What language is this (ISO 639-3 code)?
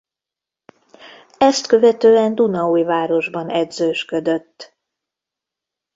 hun